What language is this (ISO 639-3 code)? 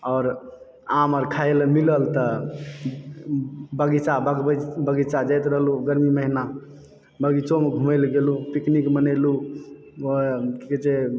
mai